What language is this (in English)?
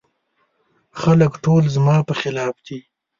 Pashto